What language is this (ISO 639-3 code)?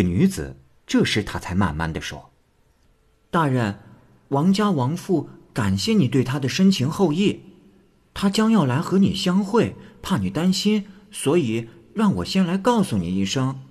zho